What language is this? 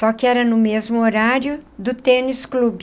Portuguese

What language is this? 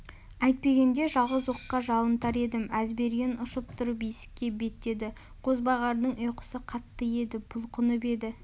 Kazakh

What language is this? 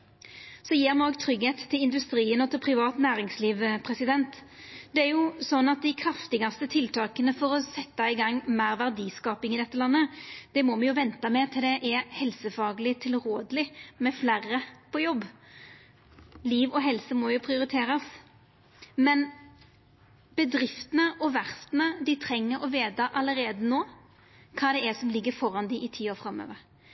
Norwegian Nynorsk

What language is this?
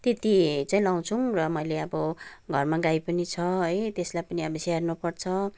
Nepali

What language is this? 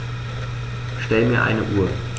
German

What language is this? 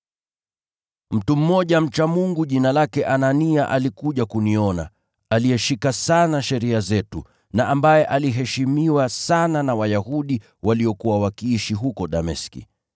Swahili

